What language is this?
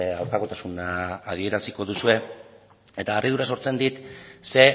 Basque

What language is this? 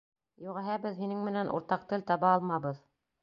Bashkir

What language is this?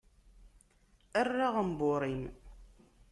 Kabyle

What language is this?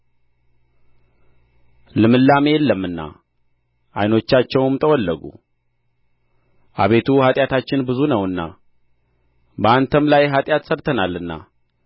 Amharic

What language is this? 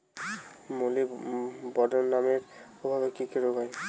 Bangla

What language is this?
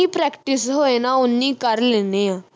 Punjabi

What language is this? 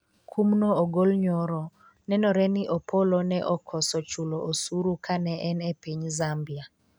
Luo (Kenya and Tanzania)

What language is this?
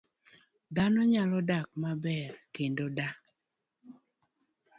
Luo (Kenya and Tanzania)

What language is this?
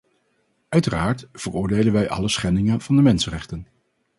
Dutch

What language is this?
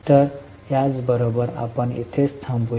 Marathi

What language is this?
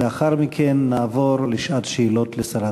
Hebrew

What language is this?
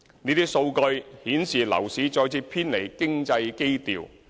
Cantonese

